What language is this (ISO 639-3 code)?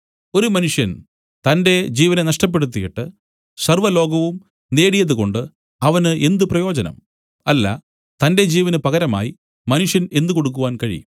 mal